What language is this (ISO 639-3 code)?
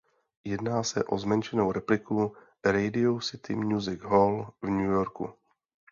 ces